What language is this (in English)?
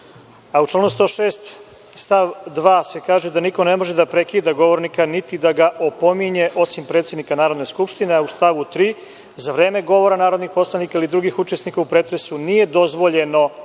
Serbian